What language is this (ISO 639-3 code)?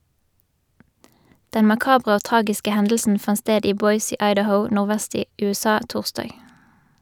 nor